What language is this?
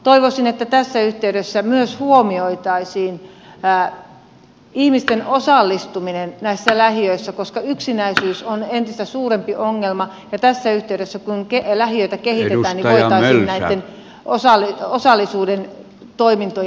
Finnish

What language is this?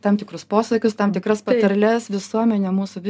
Lithuanian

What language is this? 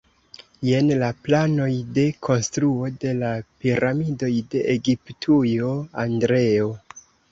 Esperanto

